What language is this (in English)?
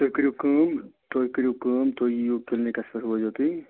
Kashmiri